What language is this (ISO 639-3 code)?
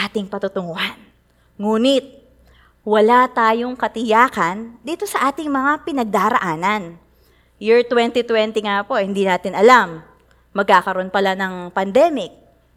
fil